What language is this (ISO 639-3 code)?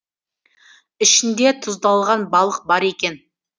kaz